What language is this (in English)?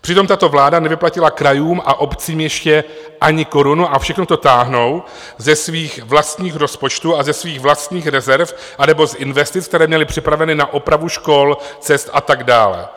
Czech